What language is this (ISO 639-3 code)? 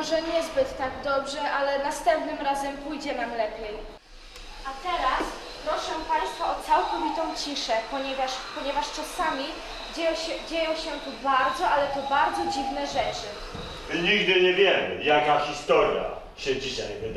pol